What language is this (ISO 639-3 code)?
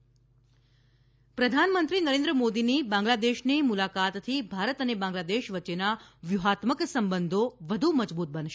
guj